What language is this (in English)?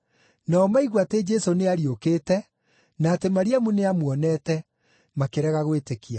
Kikuyu